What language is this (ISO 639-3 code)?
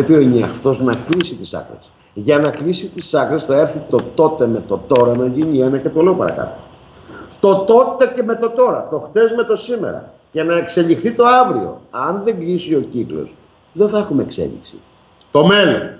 ell